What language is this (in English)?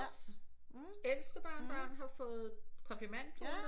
Danish